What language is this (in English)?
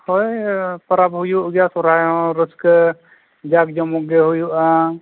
Santali